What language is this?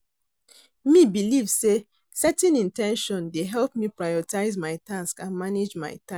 Nigerian Pidgin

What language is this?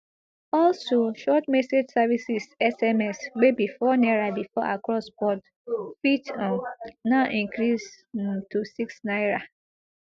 Nigerian Pidgin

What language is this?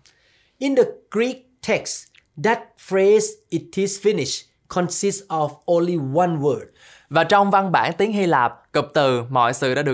Vietnamese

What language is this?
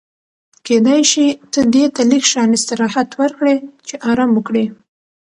Pashto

